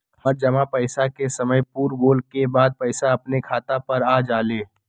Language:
Magahi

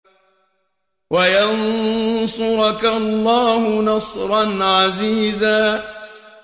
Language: Arabic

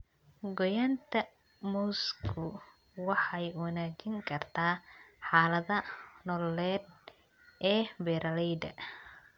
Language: Somali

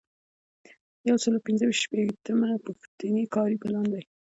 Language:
Pashto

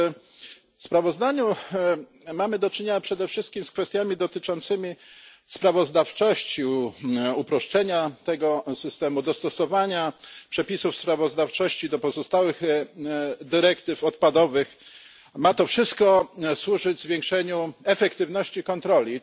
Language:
Polish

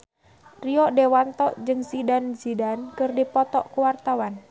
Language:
Sundanese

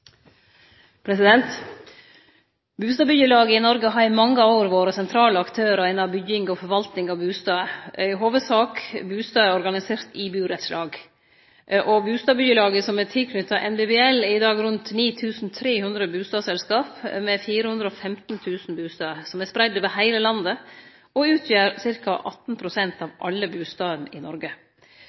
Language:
Norwegian Nynorsk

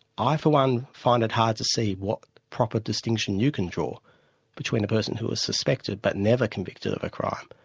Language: English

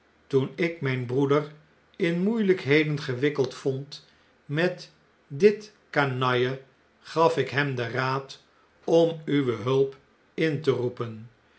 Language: Dutch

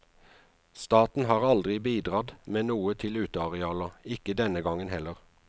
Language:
Norwegian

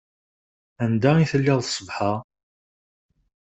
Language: Kabyle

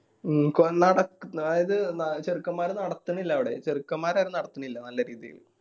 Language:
Malayalam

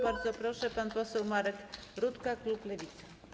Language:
Polish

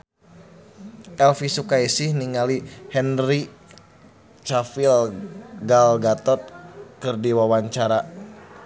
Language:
Sundanese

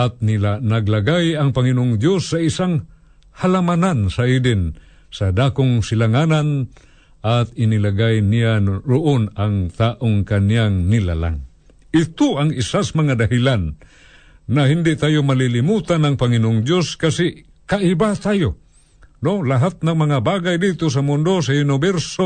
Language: Filipino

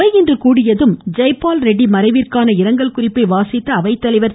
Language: Tamil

